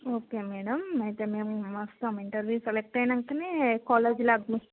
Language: Telugu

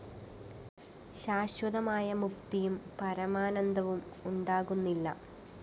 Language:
Malayalam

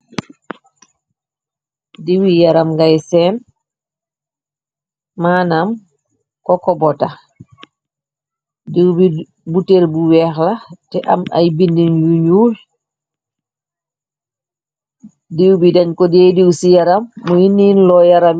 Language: Wolof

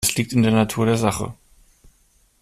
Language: German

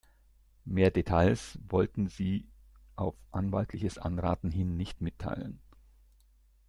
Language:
German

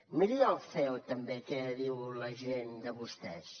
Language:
Catalan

